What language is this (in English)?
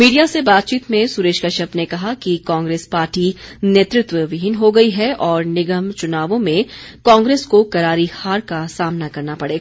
Hindi